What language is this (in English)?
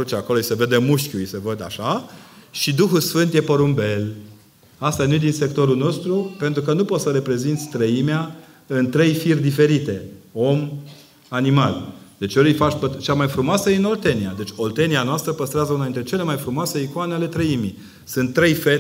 Romanian